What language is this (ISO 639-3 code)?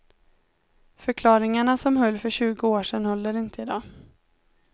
swe